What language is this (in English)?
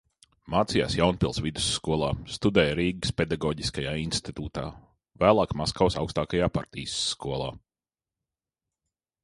Latvian